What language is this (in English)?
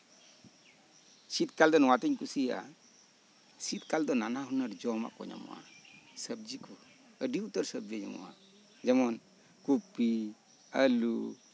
Santali